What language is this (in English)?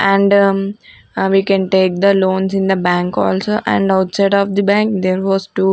English